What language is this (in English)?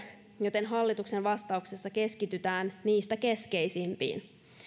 Finnish